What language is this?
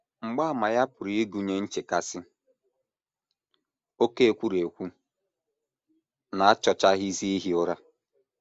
Igbo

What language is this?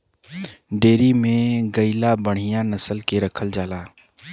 Bhojpuri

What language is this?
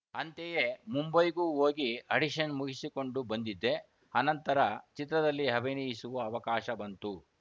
Kannada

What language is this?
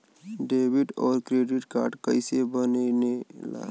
Bhojpuri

